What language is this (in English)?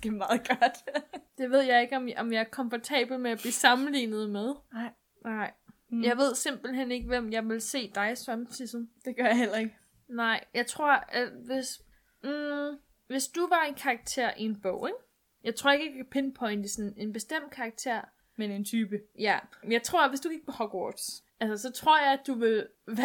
Danish